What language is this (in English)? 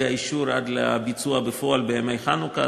Hebrew